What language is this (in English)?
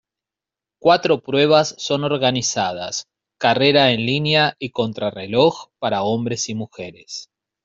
Spanish